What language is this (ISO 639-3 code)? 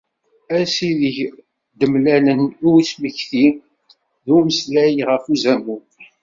kab